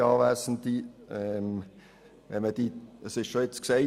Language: Swiss German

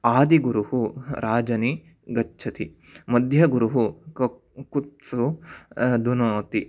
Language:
Sanskrit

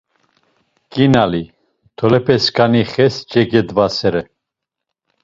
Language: Laz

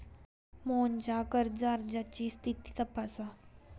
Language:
Marathi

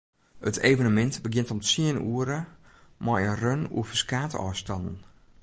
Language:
Western Frisian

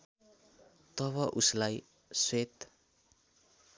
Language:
Nepali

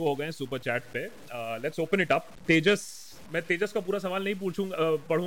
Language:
Hindi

